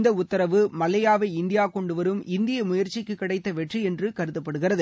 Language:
Tamil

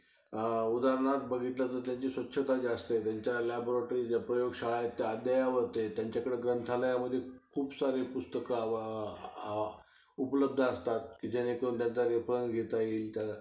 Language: Marathi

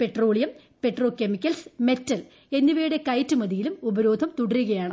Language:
Malayalam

